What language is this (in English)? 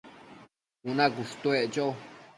Matsés